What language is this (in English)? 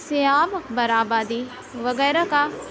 Urdu